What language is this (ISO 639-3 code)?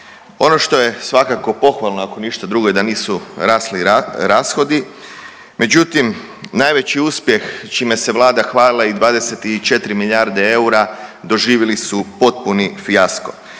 hrv